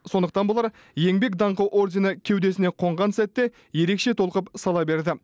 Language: Kazakh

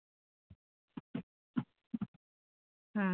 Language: Dogri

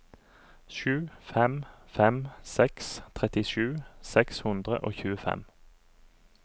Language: Norwegian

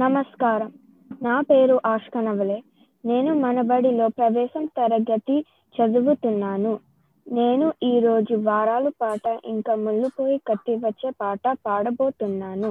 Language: Telugu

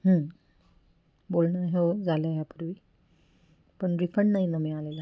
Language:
Marathi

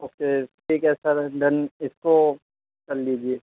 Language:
Urdu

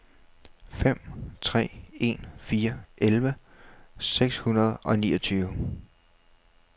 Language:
Danish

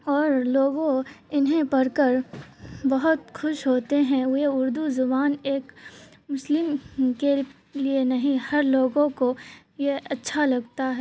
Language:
Urdu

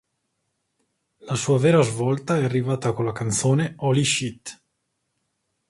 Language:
Italian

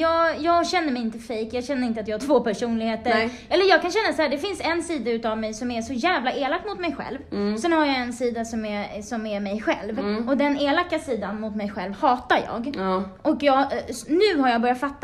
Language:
Swedish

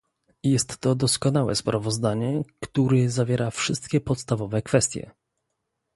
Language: Polish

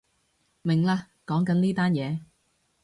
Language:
Cantonese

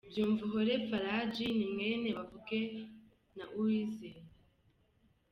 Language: Kinyarwanda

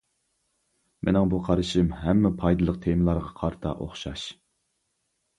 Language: Uyghur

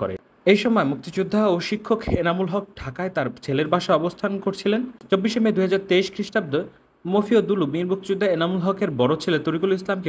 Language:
Romanian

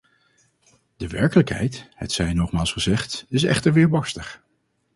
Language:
Dutch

